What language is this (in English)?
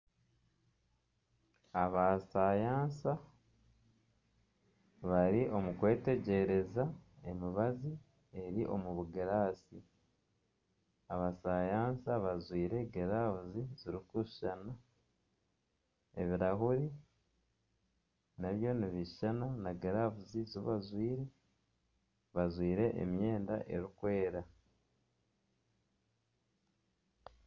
Nyankole